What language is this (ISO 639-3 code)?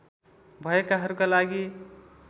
nep